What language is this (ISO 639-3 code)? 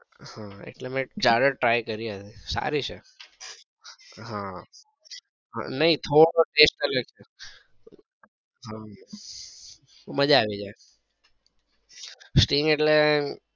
guj